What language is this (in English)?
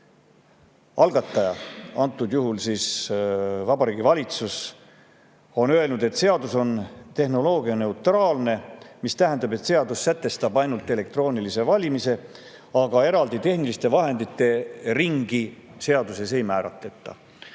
Estonian